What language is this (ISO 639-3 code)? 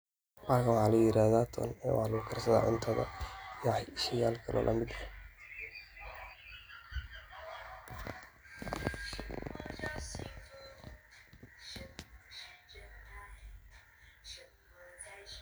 som